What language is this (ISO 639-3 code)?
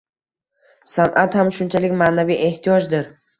uzb